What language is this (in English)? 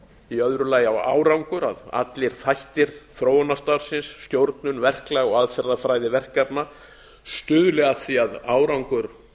Icelandic